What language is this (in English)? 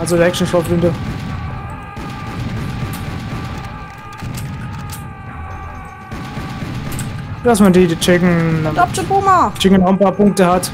German